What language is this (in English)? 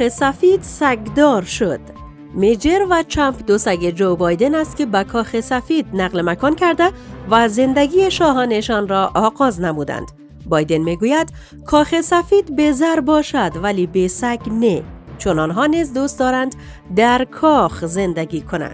Persian